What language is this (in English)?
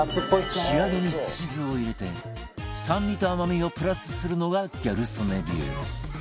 Japanese